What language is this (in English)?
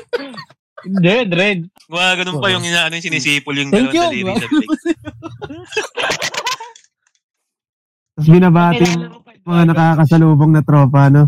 Filipino